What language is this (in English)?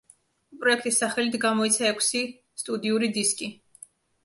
Georgian